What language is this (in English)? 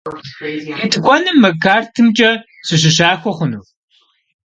Kabardian